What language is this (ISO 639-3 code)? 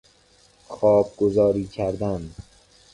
fas